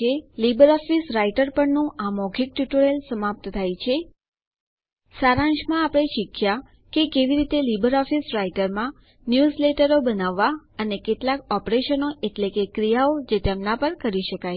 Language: Gujarati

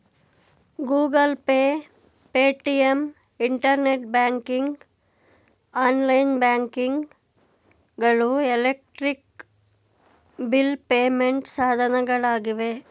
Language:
Kannada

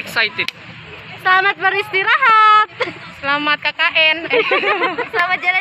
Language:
Indonesian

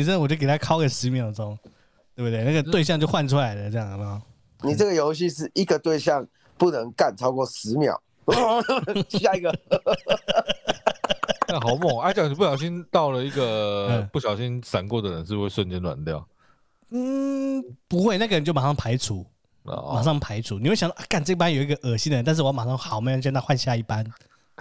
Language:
Chinese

